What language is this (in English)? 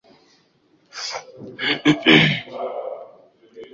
Swahili